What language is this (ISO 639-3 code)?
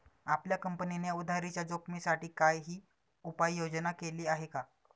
mar